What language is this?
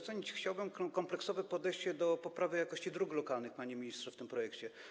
Polish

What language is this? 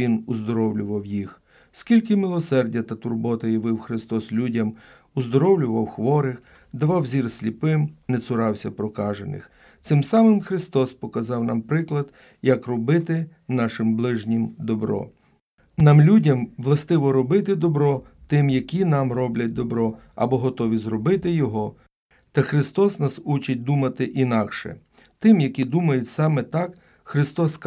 Ukrainian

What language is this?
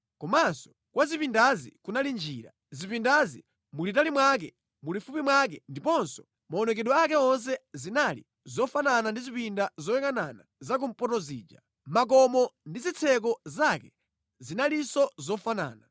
Nyanja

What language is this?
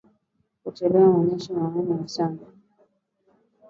Swahili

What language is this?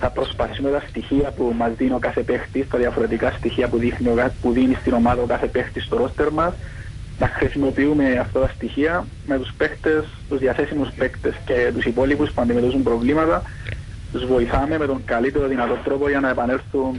Greek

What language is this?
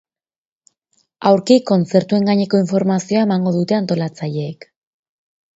Basque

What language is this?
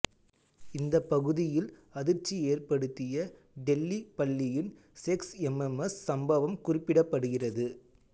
Tamil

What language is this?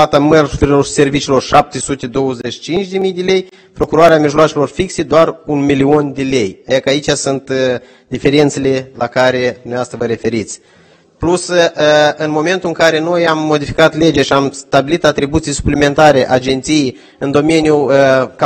Romanian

